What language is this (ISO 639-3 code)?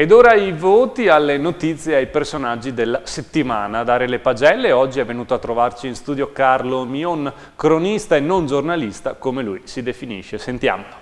ita